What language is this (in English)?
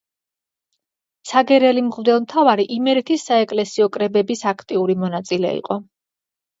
Georgian